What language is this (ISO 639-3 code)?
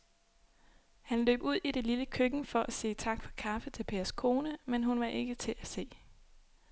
dan